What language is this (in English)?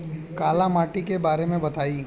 Bhojpuri